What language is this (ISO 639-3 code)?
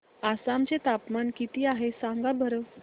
mar